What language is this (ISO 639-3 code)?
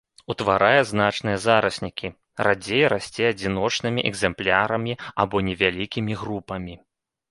bel